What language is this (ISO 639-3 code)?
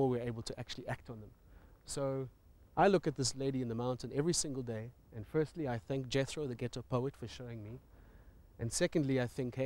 eng